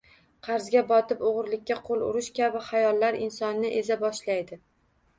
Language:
Uzbek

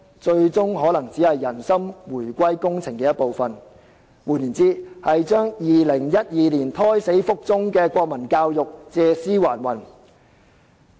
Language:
Cantonese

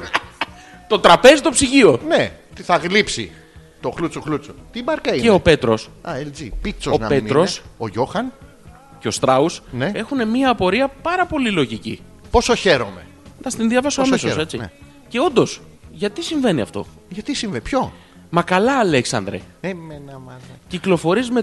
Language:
Greek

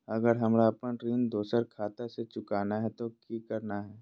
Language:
Magahi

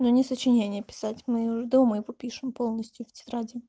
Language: Russian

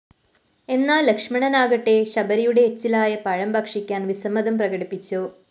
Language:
Malayalam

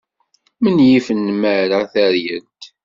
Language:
Kabyle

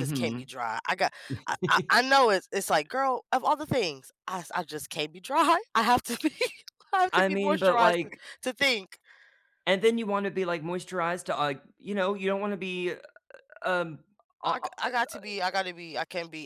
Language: English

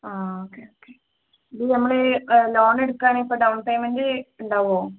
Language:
Malayalam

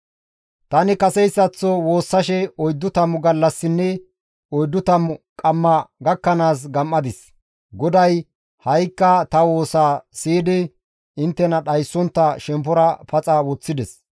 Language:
Gamo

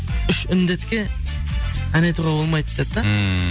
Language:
Kazakh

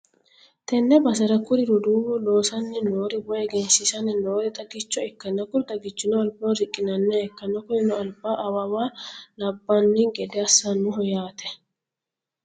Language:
Sidamo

